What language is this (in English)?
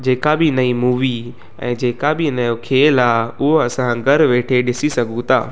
Sindhi